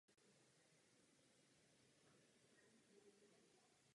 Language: Czech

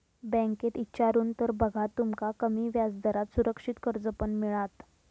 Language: Marathi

